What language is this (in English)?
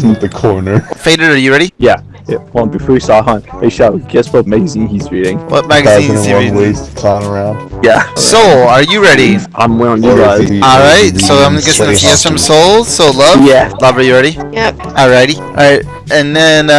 English